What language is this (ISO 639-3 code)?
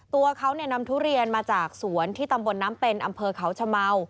tha